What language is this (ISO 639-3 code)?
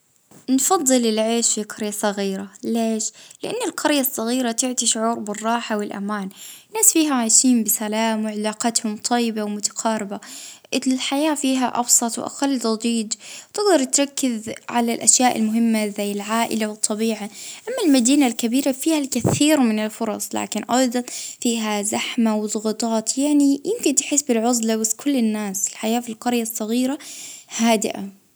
ayl